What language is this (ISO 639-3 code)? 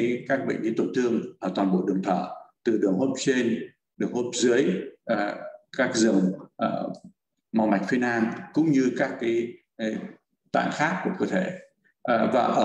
vie